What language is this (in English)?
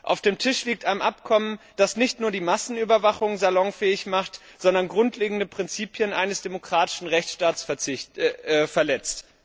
German